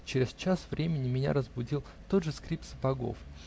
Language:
Russian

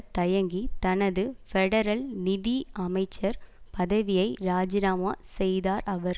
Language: Tamil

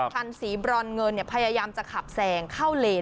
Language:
Thai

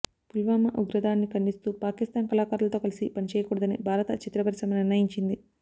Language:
Telugu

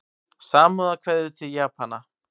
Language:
Icelandic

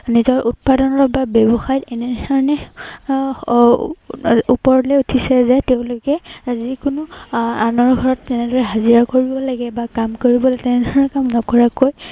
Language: Assamese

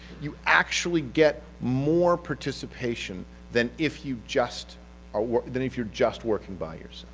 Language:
English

